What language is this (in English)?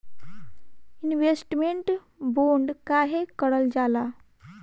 Bhojpuri